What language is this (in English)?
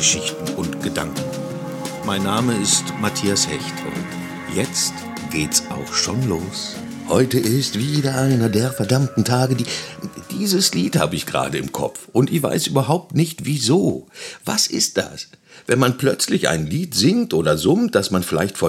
German